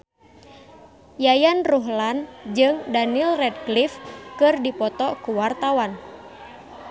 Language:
Sundanese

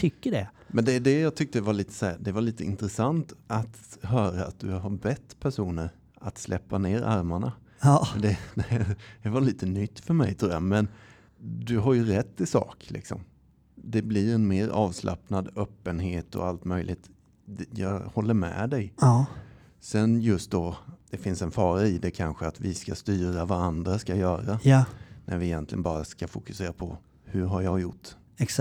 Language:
Swedish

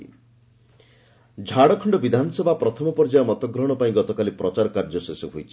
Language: Odia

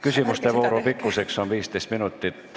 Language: Estonian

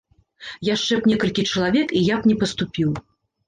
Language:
Belarusian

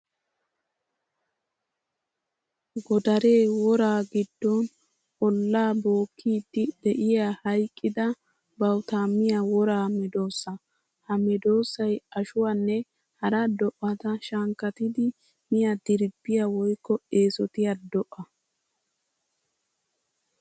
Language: Wolaytta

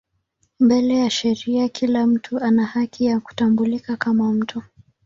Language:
Swahili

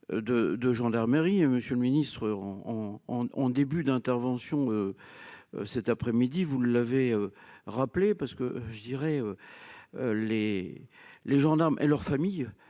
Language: French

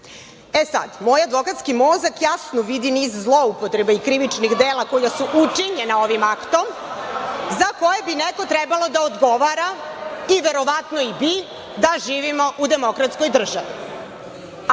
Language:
Serbian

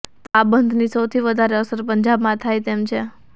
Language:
Gujarati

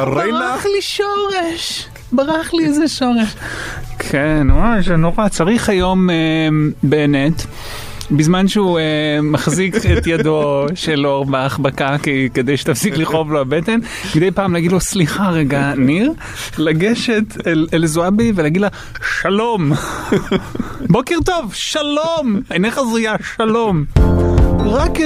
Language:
Hebrew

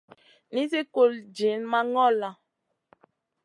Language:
Masana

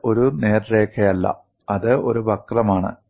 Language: Malayalam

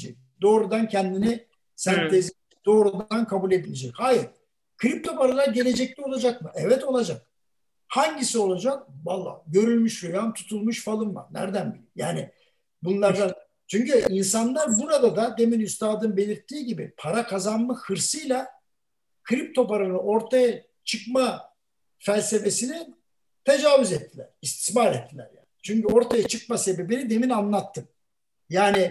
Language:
Turkish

